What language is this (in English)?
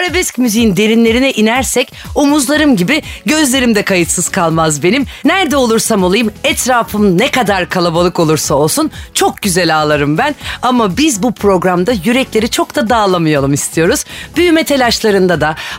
Turkish